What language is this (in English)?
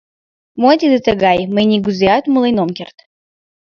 Mari